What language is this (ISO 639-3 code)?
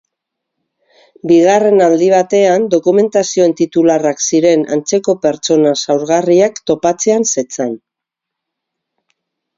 eus